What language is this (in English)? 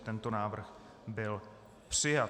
Czech